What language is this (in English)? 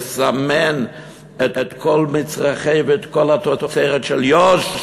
Hebrew